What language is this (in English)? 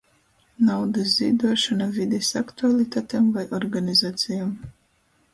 Latgalian